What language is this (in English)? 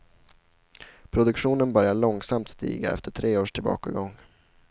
Swedish